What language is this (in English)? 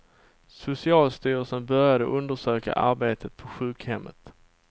Swedish